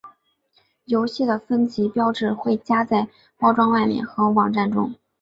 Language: Chinese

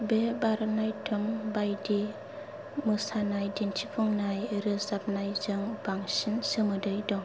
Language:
Bodo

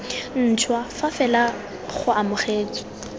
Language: Tswana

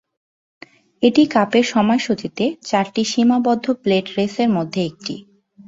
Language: Bangla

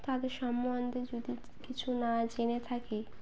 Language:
Bangla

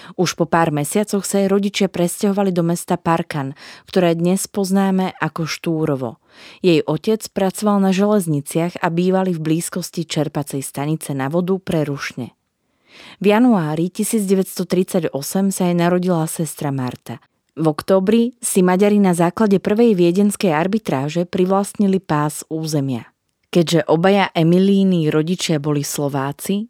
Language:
Slovak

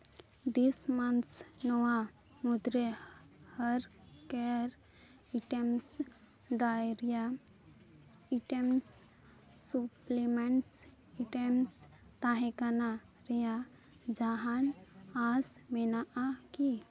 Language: Santali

